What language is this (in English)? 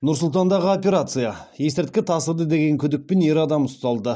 Kazakh